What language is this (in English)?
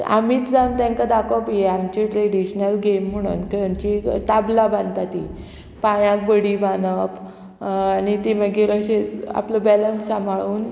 Konkani